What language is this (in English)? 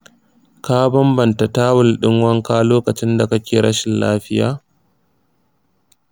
Hausa